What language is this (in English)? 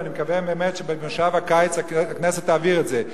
Hebrew